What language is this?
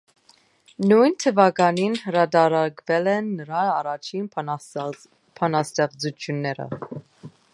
Armenian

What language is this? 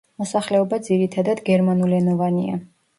Georgian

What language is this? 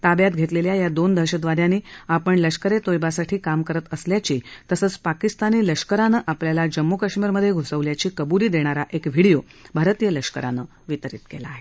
Marathi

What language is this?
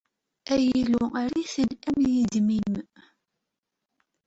Kabyle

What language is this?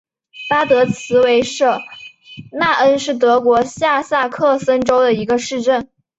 Chinese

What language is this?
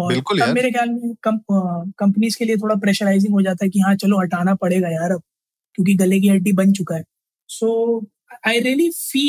Hindi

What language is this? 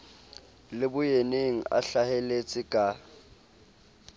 Southern Sotho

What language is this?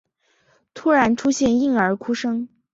Chinese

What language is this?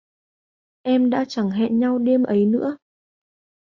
Vietnamese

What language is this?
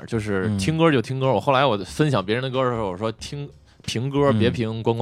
Chinese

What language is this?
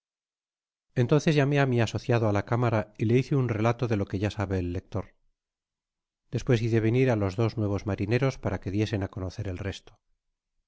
Spanish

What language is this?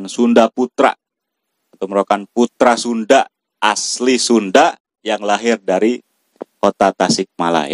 Indonesian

